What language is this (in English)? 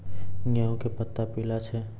Maithili